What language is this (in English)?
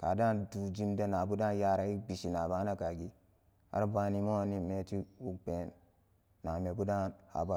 Samba Daka